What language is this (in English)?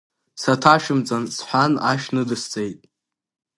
Abkhazian